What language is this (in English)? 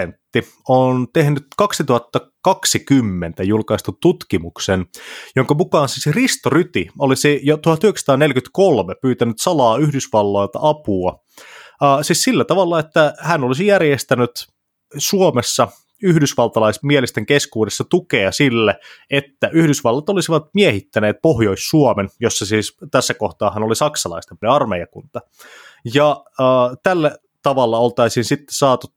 Finnish